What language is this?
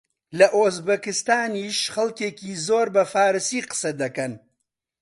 Central Kurdish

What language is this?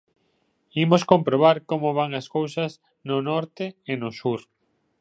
Galician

